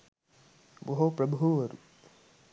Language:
Sinhala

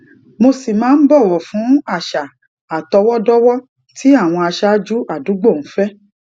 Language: Yoruba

